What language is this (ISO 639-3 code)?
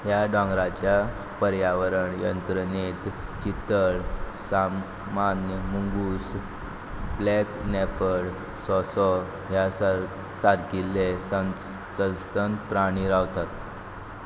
kok